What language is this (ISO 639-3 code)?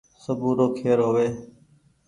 gig